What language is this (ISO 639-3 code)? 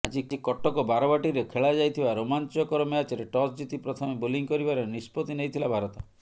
ori